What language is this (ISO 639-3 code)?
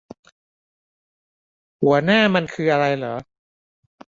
tha